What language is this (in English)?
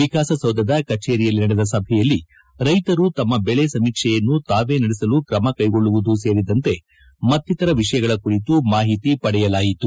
Kannada